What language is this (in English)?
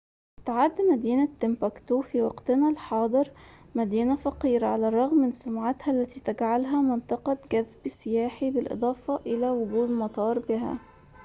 Arabic